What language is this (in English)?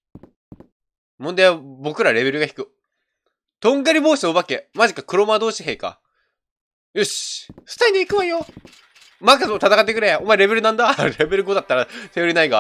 Japanese